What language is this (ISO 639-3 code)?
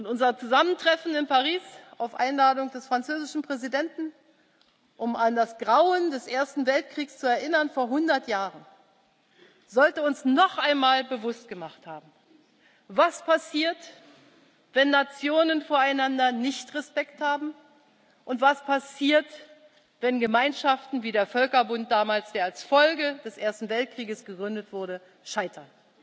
deu